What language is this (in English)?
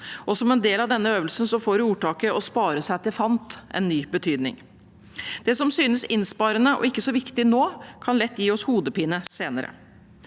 Norwegian